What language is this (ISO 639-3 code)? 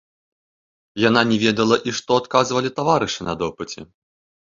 bel